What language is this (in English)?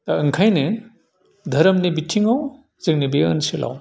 Bodo